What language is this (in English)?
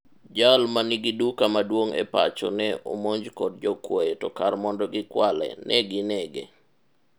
Luo (Kenya and Tanzania)